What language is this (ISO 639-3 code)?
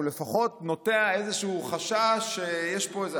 heb